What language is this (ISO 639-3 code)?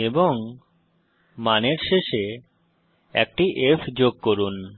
ben